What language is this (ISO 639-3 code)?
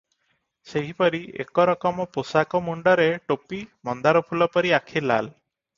ori